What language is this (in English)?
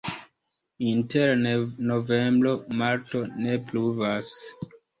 Esperanto